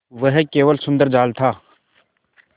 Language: Hindi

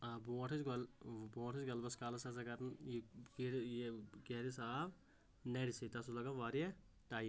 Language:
Kashmiri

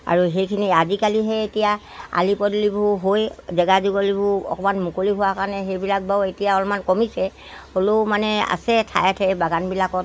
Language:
Assamese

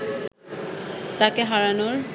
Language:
Bangla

